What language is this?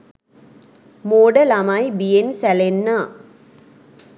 Sinhala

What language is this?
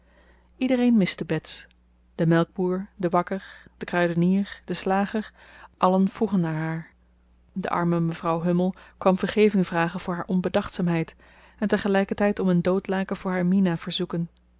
Dutch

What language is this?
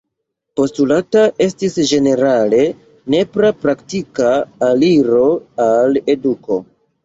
Esperanto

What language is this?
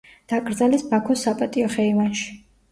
Georgian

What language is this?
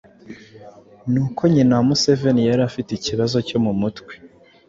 Kinyarwanda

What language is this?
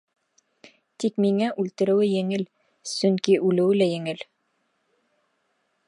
Bashkir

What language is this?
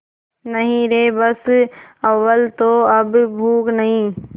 Hindi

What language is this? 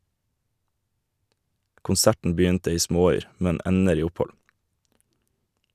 Norwegian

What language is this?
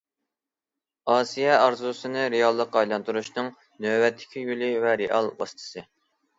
Uyghur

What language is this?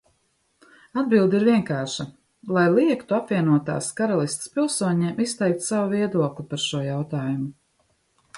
Latvian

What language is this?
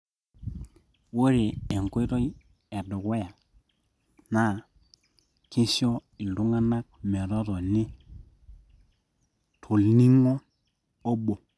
Masai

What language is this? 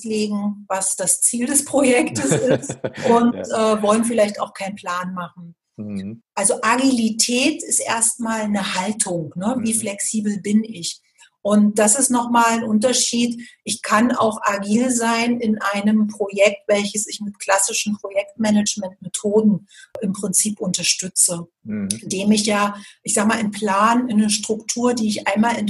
German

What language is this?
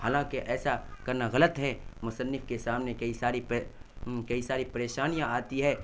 Urdu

